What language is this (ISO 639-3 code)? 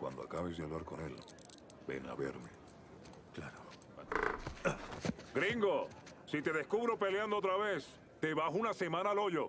spa